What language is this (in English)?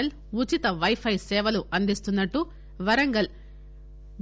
Telugu